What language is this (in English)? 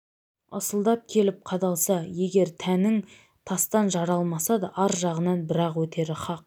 Kazakh